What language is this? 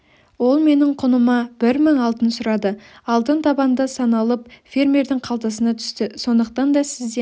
Kazakh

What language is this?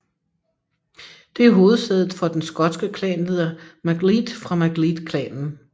Danish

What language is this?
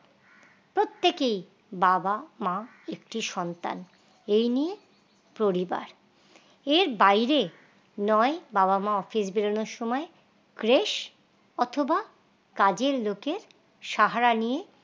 Bangla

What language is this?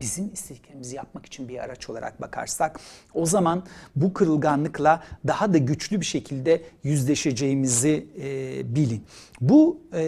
Turkish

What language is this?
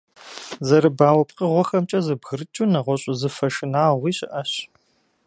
Kabardian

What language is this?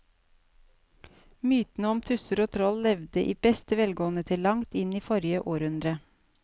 Norwegian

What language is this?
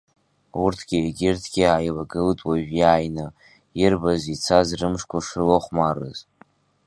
Abkhazian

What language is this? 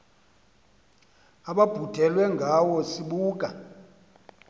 Xhosa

